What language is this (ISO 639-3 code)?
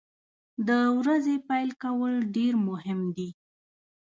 pus